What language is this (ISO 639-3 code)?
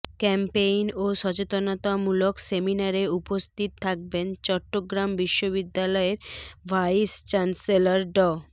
ben